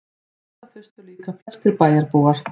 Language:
Icelandic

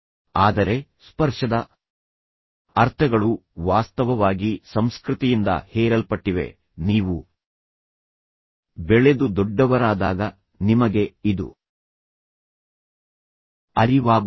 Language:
Kannada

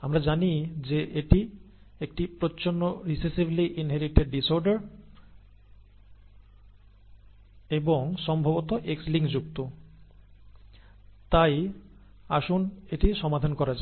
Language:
Bangla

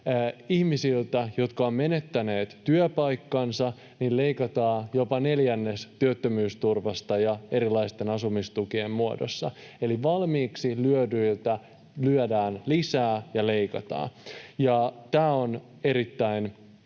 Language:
Finnish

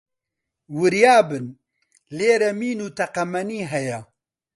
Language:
Central Kurdish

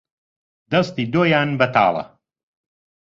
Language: Central Kurdish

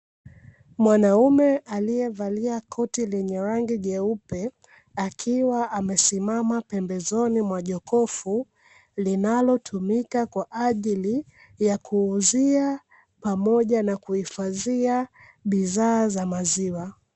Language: Swahili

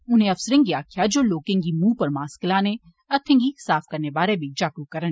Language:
Dogri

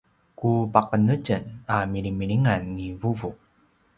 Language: Paiwan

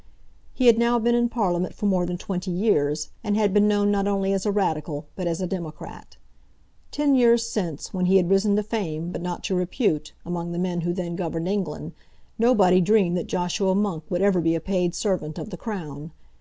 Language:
English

